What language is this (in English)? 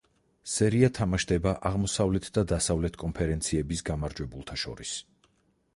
Georgian